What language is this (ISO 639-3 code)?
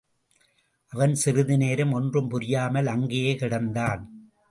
tam